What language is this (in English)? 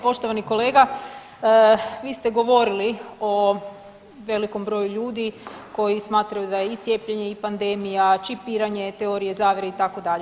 Croatian